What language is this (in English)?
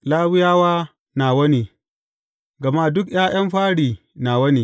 Hausa